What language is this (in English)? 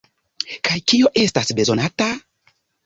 Esperanto